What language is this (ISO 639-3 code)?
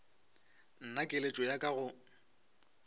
nso